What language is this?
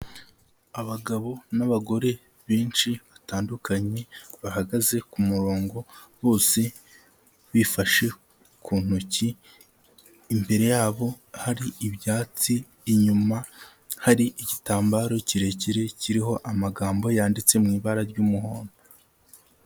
Kinyarwanda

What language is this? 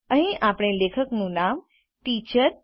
Gujarati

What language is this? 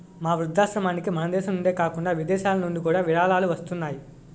Telugu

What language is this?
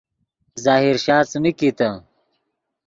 Yidgha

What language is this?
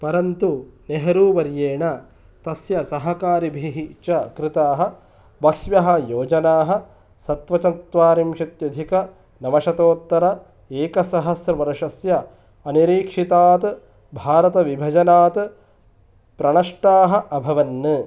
Sanskrit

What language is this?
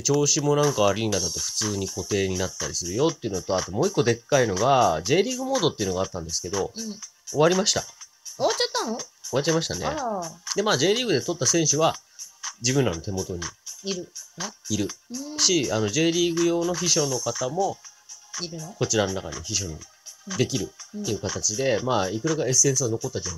Japanese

